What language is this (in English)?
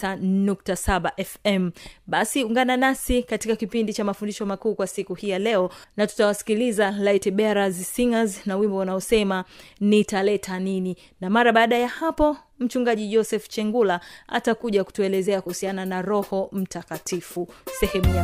Swahili